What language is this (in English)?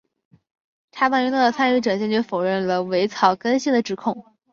Chinese